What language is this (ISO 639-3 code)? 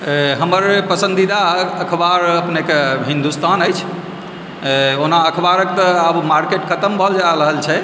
mai